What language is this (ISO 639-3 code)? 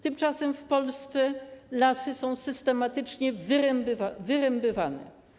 pol